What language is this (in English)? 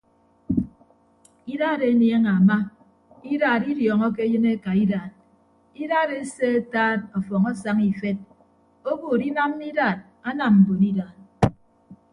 Ibibio